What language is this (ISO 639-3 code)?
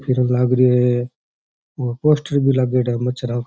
raj